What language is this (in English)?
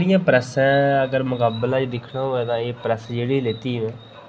Dogri